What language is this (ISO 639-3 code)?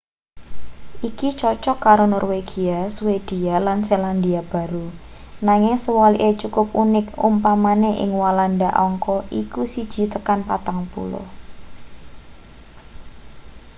jav